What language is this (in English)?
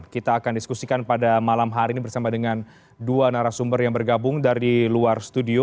Indonesian